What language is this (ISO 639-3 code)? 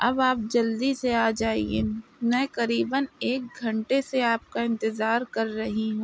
urd